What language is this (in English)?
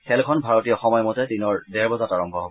Assamese